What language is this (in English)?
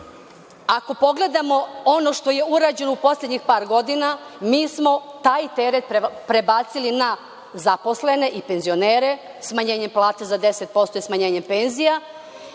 Serbian